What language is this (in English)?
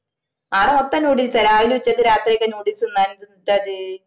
Malayalam